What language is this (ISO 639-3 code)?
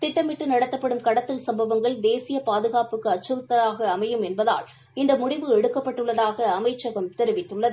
tam